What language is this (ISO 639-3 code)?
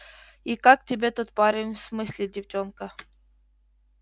rus